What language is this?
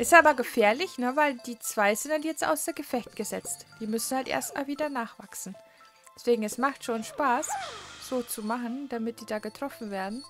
German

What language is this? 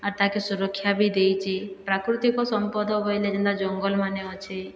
Odia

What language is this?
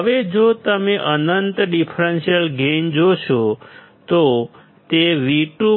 Gujarati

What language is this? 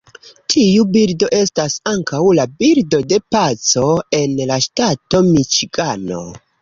Esperanto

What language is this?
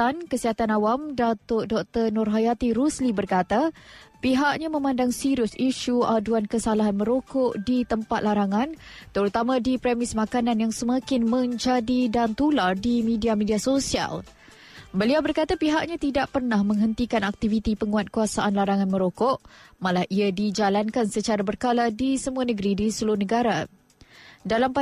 Malay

